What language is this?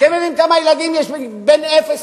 Hebrew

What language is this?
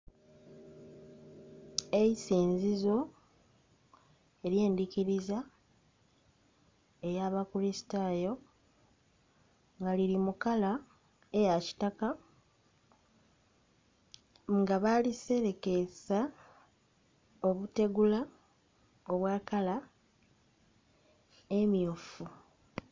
Soga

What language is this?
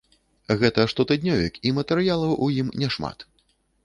Belarusian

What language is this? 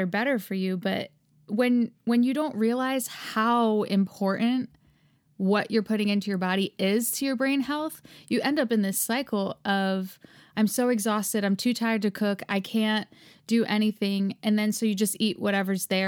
English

